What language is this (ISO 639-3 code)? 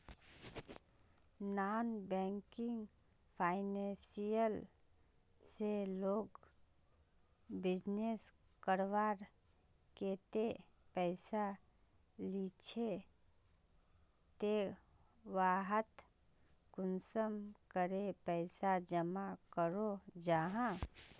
mag